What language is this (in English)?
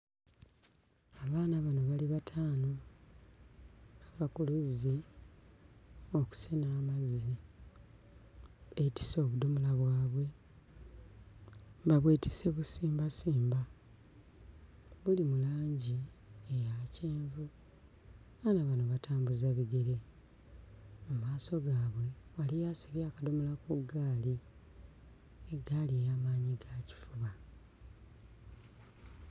Ganda